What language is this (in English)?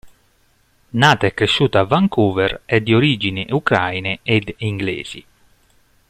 Italian